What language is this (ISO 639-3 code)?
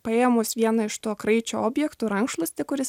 lit